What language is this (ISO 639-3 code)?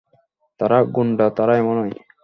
ben